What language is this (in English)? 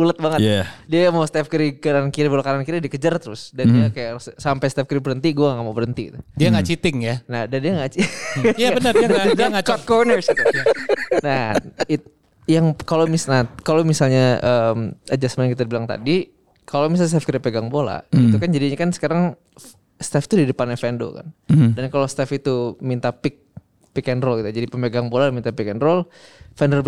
Indonesian